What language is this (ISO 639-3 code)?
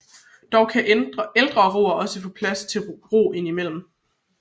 dan